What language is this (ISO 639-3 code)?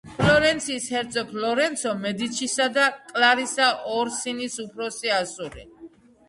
kat